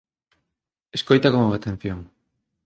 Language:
Galician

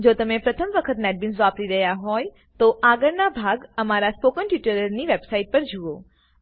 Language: Gujarati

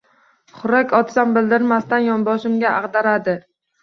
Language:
Uzbek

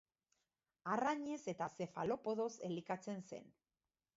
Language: Basque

